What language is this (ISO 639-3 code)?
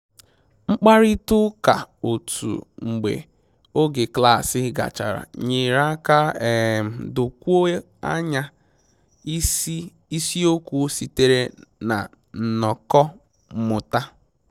ibo